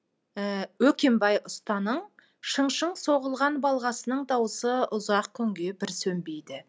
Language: Kazakh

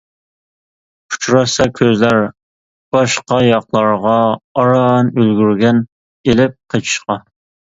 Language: Uyghur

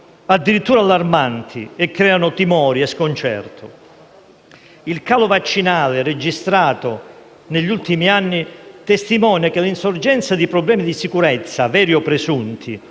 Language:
Italian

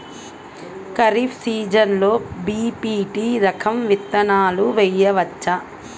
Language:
Telugu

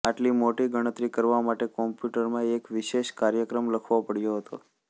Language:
Gujarati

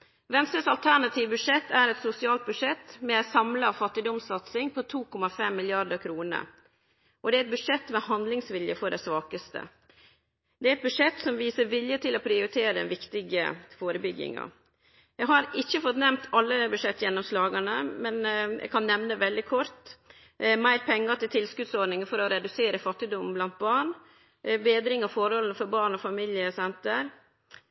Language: Norwegian Nynorsk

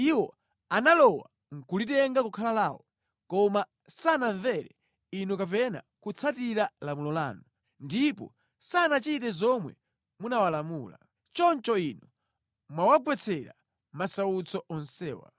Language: Nyanja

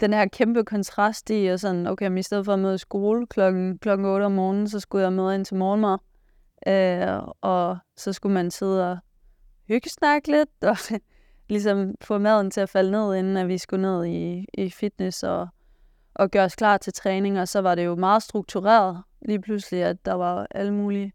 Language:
Danish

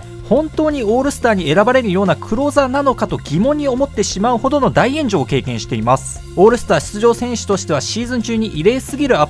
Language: Japanese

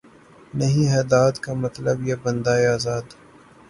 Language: Urdu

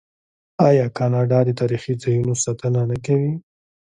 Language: Pashto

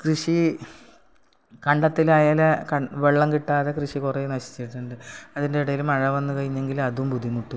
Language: Malayalam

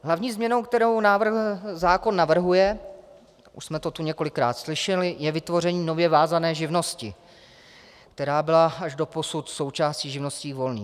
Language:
Czech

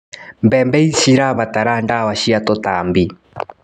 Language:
Kikuyu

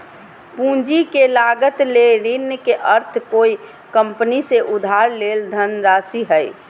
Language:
Magahi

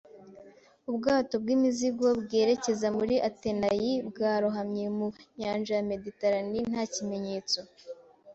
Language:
Kinyarwanda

